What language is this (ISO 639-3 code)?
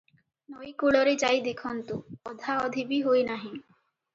ori